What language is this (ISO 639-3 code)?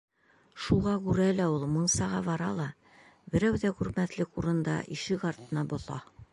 bak